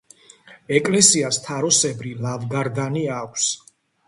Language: Georgian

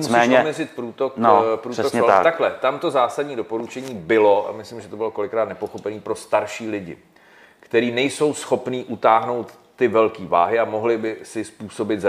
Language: Czech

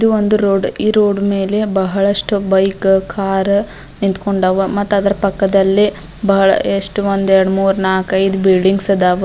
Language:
Kannada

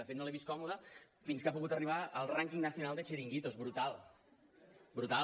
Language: Catalan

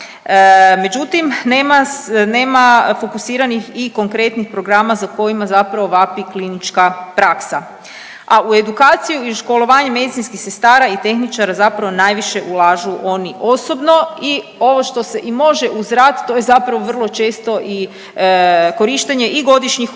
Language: Croatian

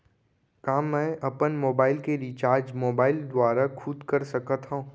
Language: Chhattisgarhi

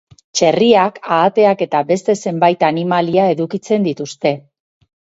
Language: Basque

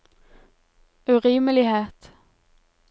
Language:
Norwegian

